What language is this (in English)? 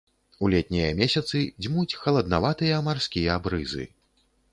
Belarusian